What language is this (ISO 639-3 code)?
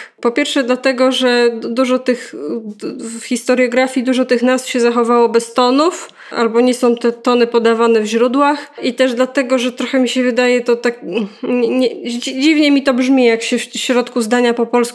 pol